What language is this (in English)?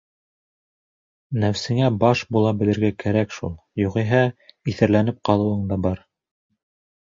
Bashkir